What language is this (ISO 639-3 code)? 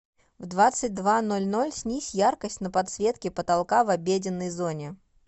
rus